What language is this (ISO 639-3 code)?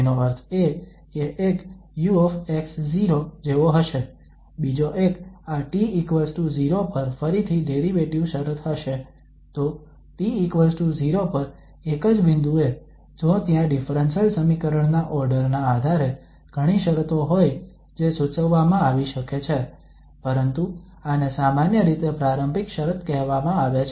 guj